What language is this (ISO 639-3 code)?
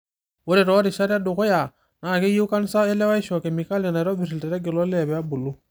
mas